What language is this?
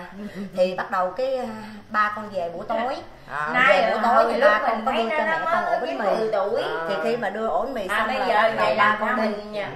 Vietnamese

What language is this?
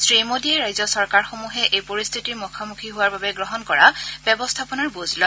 Assamese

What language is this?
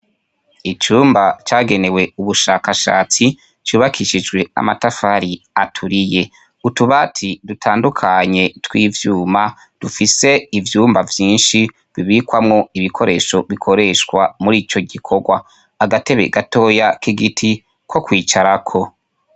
Rundi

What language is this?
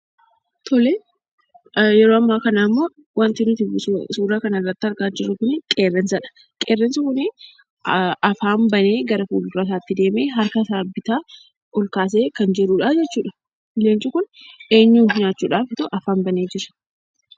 Oromo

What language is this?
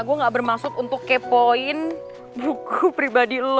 Indonesian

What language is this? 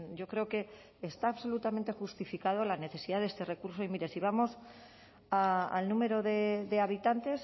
Spanish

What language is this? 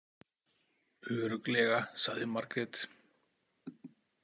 Icelandic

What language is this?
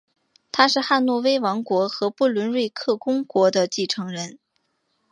Chinese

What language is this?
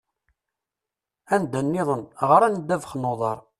Kabyle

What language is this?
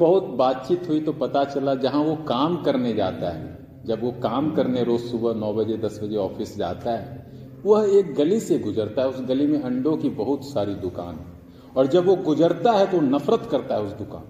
Hindi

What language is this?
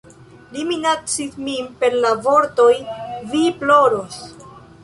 Esperanto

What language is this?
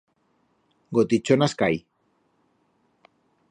Aragonese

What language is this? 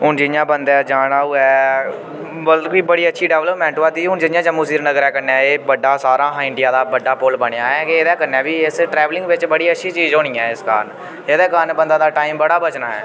Dogri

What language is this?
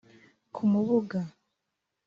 Kinyarwanda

